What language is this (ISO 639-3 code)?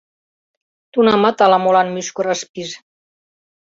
chm